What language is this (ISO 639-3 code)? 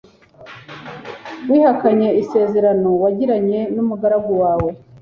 kin